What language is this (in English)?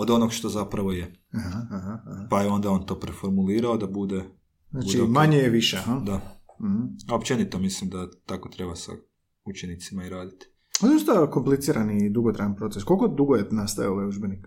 Croatian